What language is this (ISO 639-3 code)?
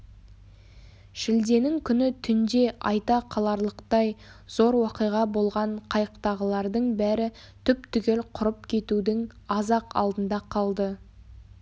kaz